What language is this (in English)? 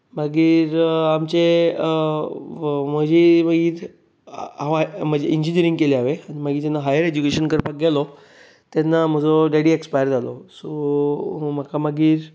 Konkani